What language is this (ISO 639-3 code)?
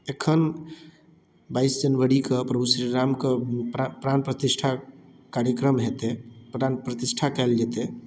mai